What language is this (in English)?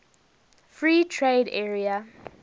English